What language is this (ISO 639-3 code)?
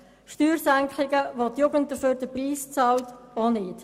gsw